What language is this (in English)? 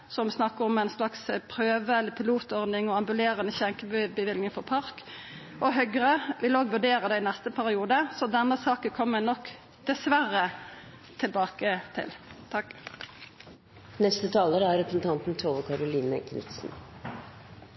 Norwegian Nynorsk